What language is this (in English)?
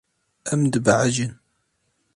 Kurdish